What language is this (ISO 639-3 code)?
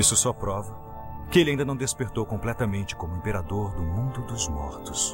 por